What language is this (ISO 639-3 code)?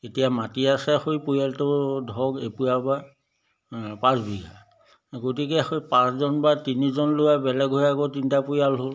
asm